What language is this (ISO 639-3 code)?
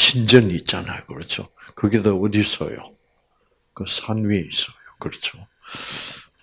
kor